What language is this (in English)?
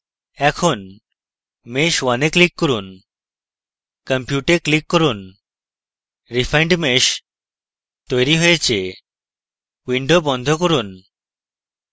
Bangla